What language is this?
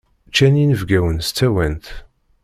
Kabyle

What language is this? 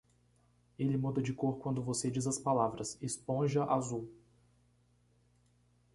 Portuguese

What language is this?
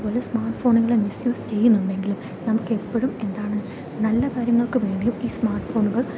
Malayalam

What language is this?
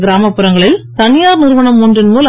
Tamil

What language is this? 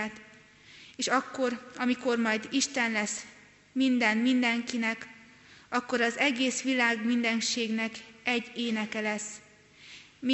Hungarian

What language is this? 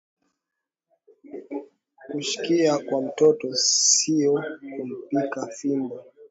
Swahili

